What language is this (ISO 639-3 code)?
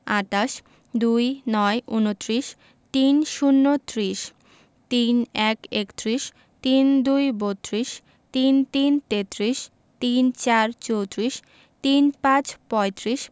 ben